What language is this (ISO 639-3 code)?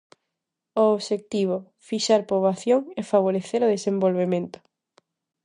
glg